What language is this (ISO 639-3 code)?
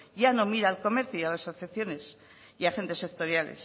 spa